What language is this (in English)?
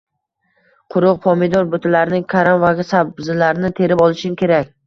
Uzbek